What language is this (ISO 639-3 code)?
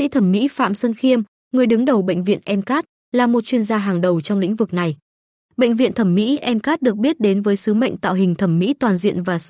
vie